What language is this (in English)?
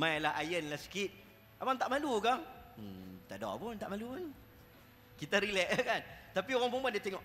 Malay